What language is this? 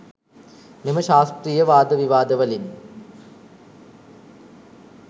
Sinhala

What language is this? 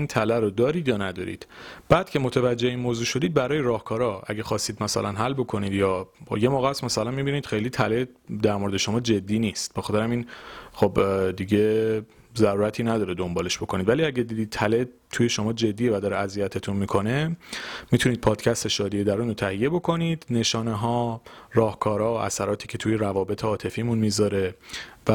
Persian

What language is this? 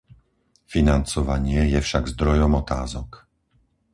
Slovak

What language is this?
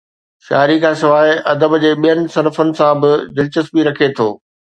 Sindhi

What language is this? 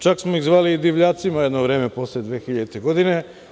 Serbian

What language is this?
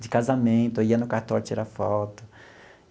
Portuguese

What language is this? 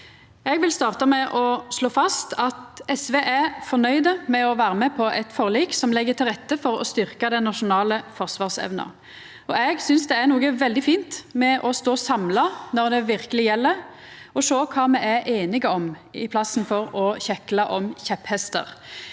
Norwegian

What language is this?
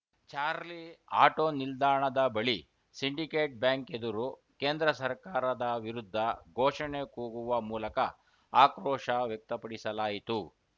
Kannada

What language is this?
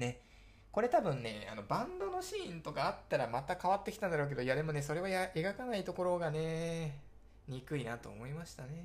Japanese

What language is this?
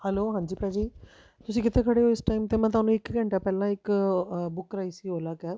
Punjabi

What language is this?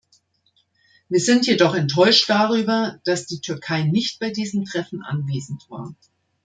German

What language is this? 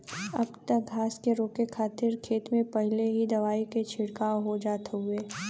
Bhojpuri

